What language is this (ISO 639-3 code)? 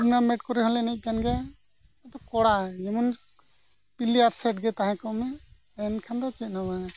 sat